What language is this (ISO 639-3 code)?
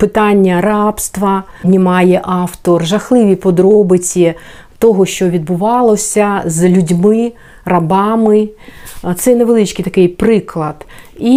ukr